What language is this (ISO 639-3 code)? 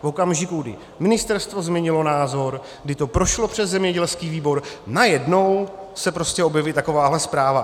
ces